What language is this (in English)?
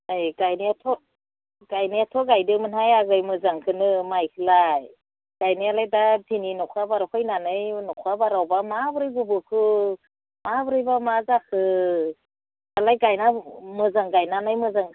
Bodo